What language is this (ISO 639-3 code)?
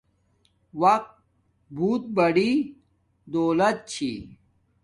dmk